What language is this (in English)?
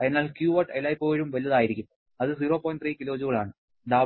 Malayalam